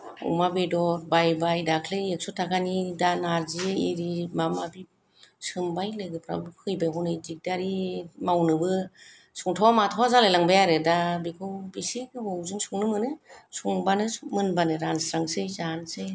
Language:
Bodo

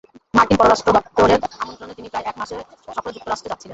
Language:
Bangla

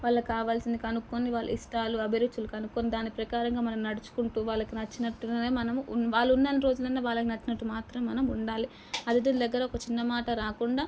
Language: Telugu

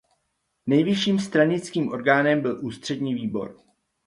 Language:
Czech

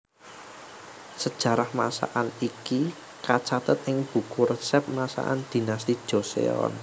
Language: Javanese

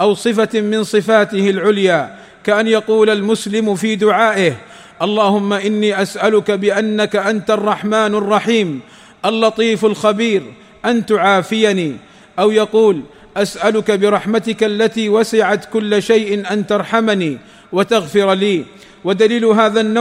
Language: Arabic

